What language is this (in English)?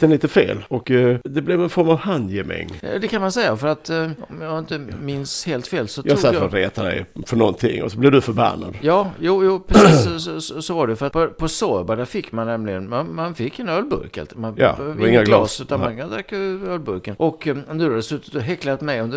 Swedish